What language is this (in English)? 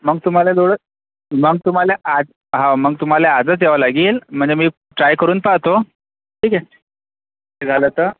Marathi